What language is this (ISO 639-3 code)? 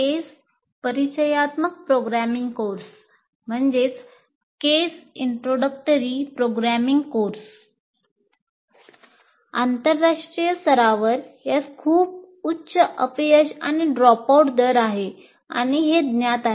mar